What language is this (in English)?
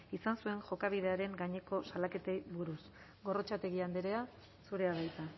Basque